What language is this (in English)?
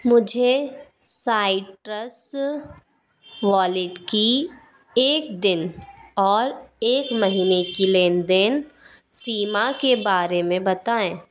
Hindi